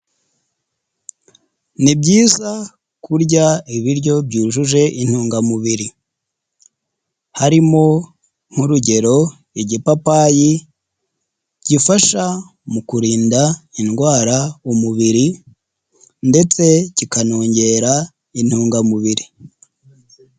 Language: Kinyarwanda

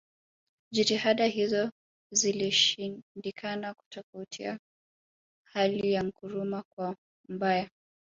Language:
Swahili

